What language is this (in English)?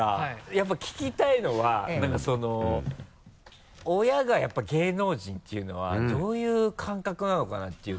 Japanese